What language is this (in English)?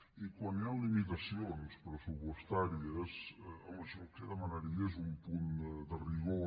Catalan